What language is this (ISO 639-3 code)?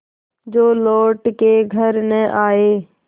hin